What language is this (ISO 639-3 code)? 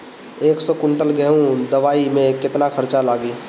bho